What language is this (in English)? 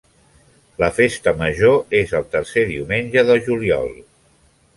Catalan